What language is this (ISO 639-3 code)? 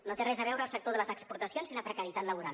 cat